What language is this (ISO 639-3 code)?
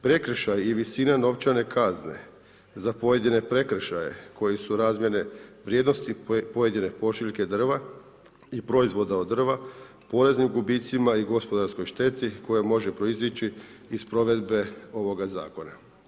hrv